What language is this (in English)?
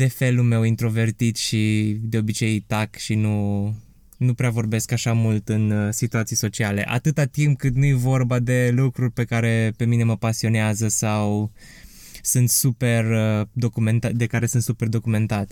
Romanian